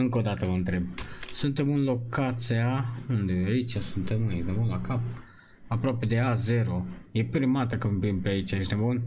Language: Romanian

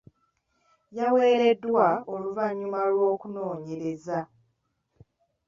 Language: Ganda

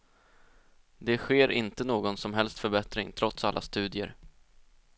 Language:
Swedish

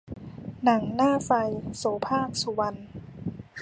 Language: Thai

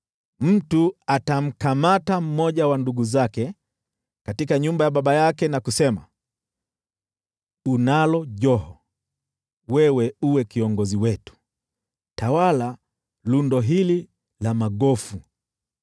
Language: Swahili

